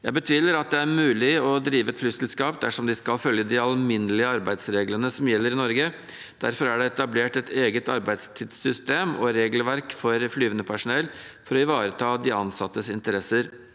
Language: Norwegian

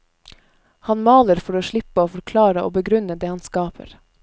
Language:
Norwegian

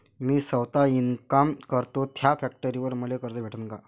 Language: Marathi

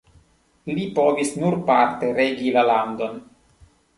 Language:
Esperanto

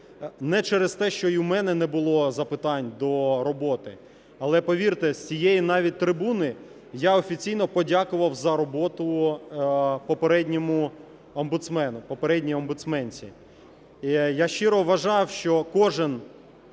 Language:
Ukrainian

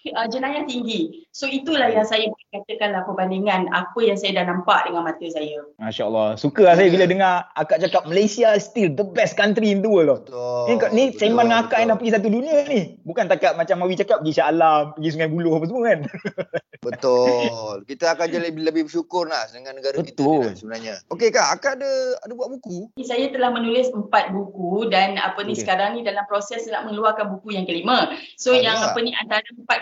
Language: Malay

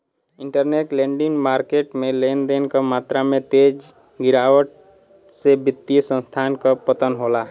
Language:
Bhojpuri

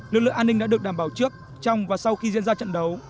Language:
Vietnamese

